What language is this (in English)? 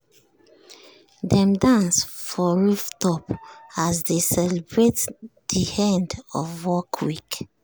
Nigerian Pidgin